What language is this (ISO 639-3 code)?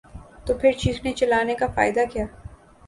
urd